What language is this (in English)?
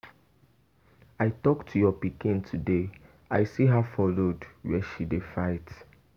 Nigerian Pidgin